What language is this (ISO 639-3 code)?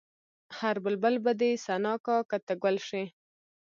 pus